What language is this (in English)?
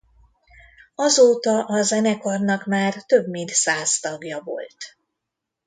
Hungarian